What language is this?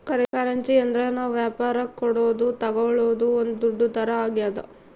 Kannada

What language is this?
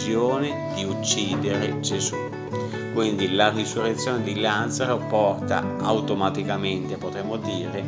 Italian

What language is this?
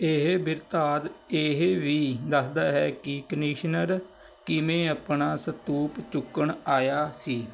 Punjabi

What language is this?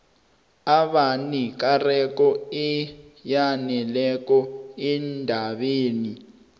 South Ndebele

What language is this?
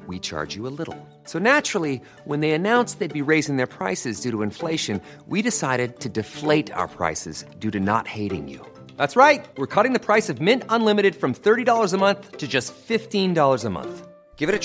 Filipino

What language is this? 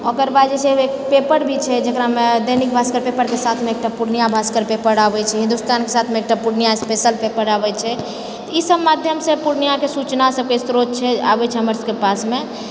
Maithili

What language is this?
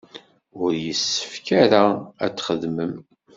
Kabyle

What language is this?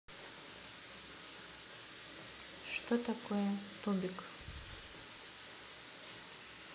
Russian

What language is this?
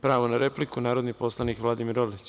Serbian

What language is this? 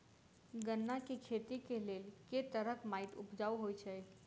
Maithili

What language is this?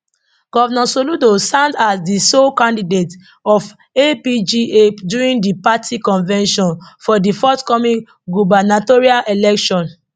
Nigerian Pidgin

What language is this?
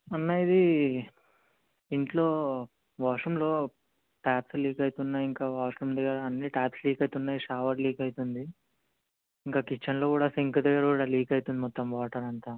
Telugu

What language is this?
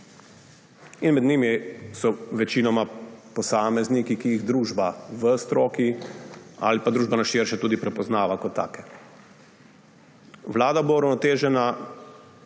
Slovenian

